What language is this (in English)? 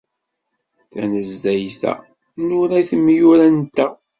Kabyle